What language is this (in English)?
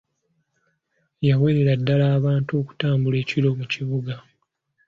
Ganda